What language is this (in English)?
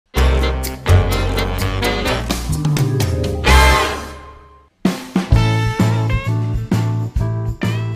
Italian